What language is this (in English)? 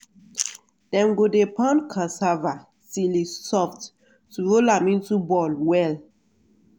Nigerian Pidgin